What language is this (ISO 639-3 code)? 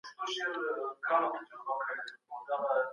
pus